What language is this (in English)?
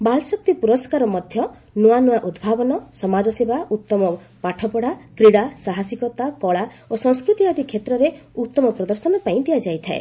Odia